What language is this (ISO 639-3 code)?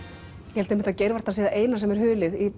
isl